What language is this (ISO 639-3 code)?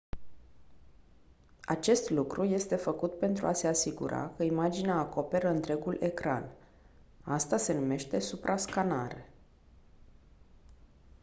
ron